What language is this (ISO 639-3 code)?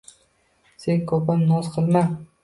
uzb